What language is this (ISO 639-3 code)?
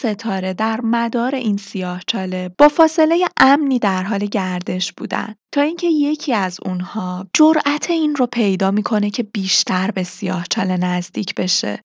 fas